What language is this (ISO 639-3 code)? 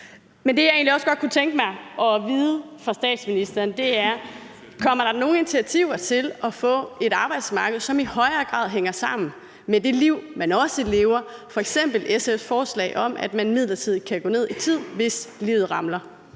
dan